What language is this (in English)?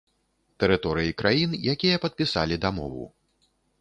Belarusian